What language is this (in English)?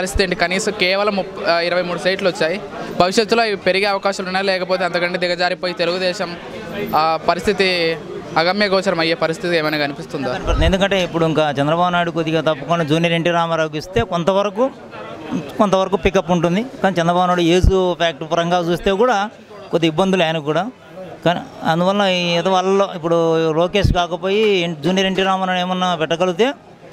Telugu